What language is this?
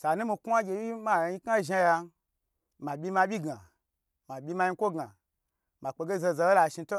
Gbagyi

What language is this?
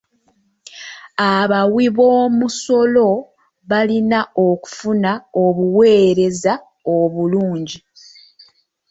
Ganda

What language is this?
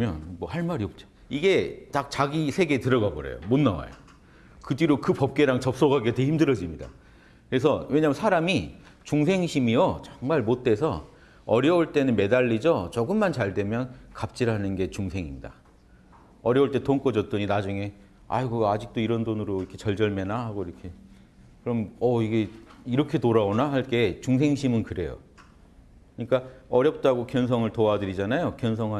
Korean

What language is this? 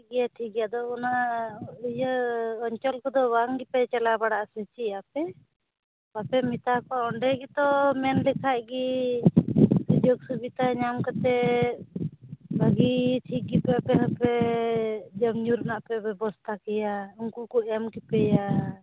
Santali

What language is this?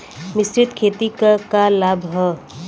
Bhojpuri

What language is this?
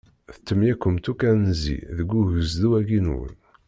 Kabyle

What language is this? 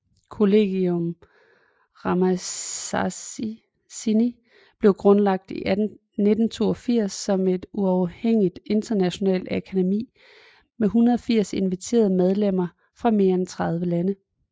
Danish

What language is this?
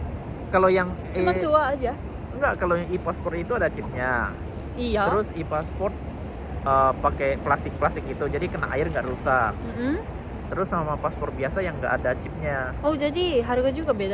Indonesian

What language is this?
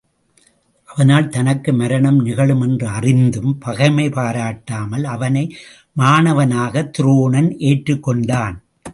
Tamil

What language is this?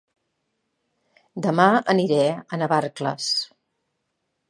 Catalan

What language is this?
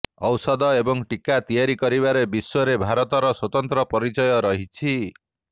Odia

